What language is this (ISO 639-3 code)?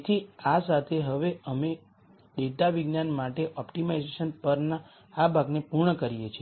guj